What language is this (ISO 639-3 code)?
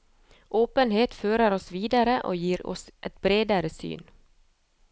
nor